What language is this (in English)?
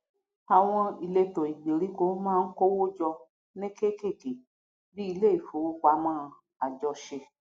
Yoruba